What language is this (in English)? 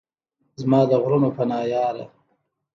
Pashto